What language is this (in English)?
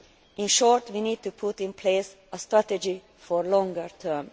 English